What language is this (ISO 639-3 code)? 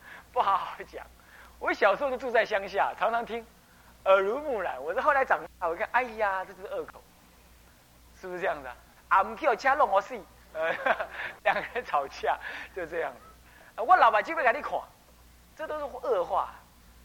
zho